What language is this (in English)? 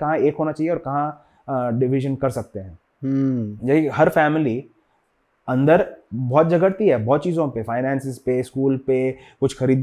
Hindi